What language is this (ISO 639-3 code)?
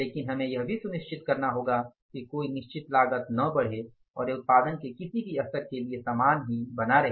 hin